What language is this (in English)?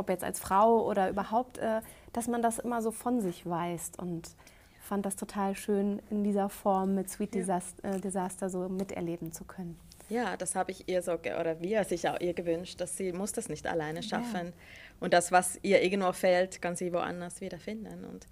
German